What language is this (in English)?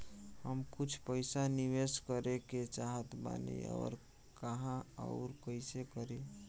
Bhojpuri